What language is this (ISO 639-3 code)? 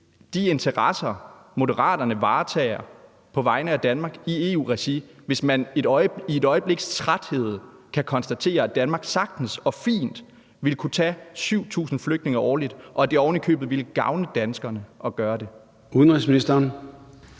dan